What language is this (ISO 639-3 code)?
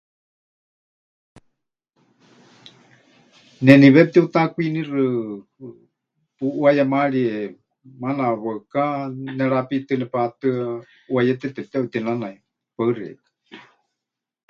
hch